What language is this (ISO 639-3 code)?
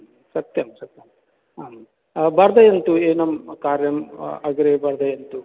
san